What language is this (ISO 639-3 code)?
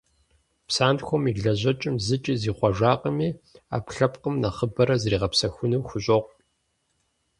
kbd